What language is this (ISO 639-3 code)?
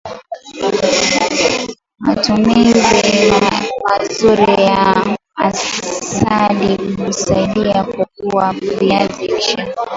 swa